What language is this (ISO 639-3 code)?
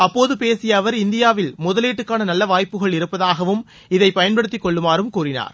tam